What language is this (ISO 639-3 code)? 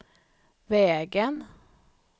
swe